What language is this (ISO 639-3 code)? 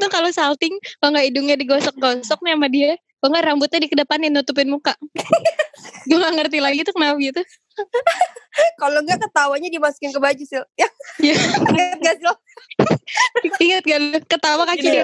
ind